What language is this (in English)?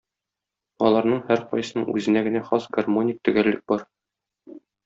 Tatar